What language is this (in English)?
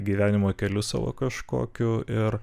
Lithuanian